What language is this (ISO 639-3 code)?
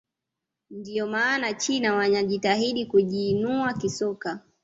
swa